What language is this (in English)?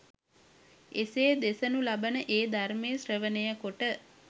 Sinhala